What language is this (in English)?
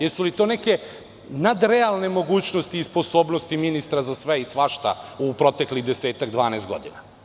Serbian